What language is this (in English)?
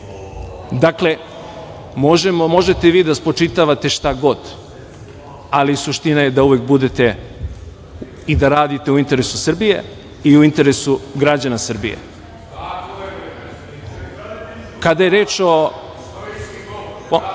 Serbian